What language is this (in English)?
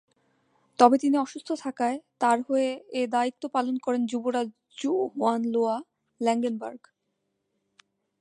Bangla